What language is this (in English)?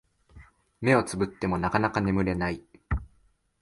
Japanese